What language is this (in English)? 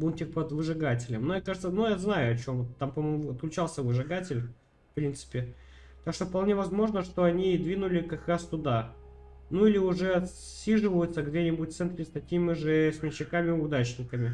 Russian